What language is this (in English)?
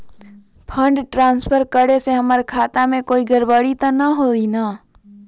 Magahi